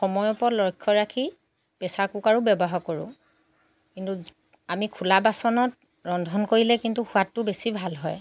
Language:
Assamese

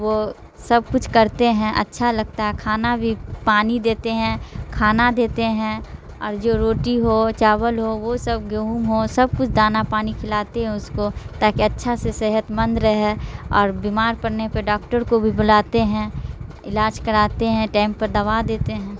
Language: Urdu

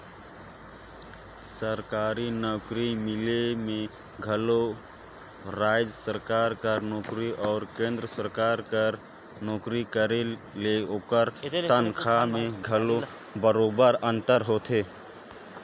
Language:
Chhattisgarhi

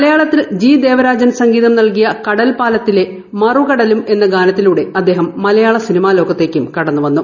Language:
Malayalam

